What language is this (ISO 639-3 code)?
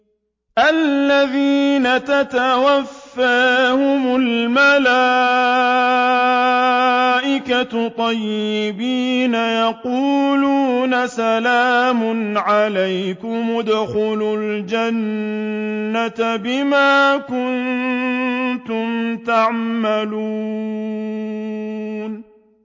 ara